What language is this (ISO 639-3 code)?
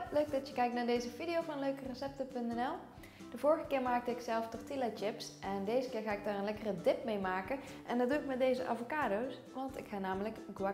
nld